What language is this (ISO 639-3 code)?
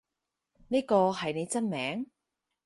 yue